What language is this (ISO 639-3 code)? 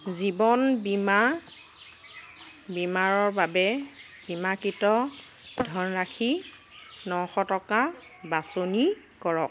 asm